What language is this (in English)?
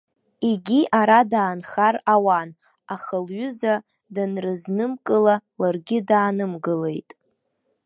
Abkhazian